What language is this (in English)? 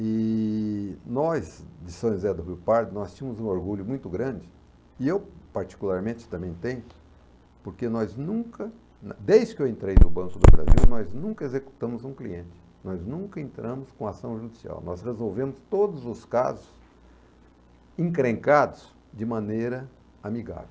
Portuguese